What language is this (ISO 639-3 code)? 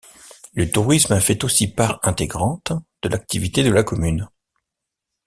fra